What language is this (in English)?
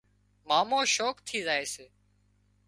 Wadiyara Koli